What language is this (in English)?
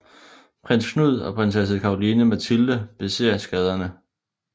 Danish